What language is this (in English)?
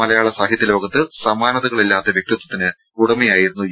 Malayalam